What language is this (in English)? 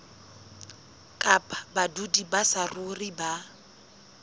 Southern Sotho